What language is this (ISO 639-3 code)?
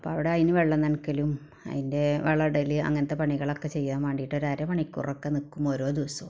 mal